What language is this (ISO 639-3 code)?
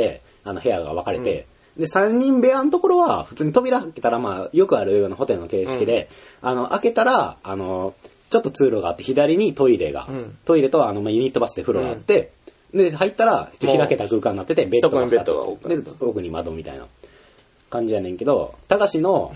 jpn